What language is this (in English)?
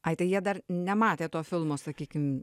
Lithuanian